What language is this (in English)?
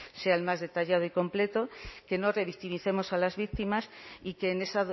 Spanish